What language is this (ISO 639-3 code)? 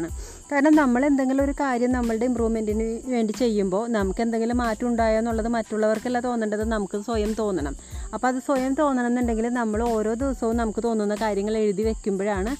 mal